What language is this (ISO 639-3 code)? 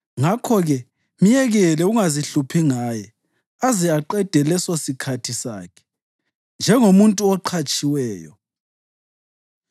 nde